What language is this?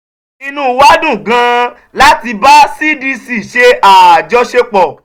Yoruba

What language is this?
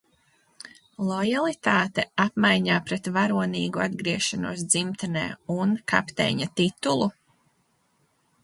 Latvian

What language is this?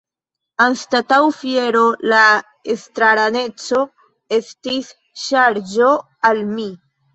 Esperanto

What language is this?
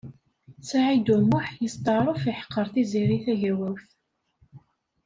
Kabyle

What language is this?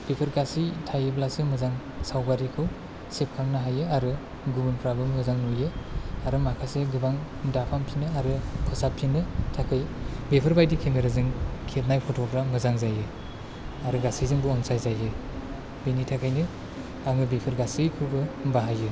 Bodo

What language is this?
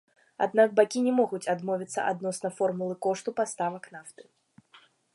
Belarusian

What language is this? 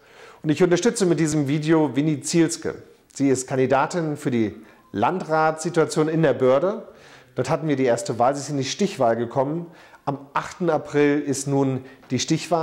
German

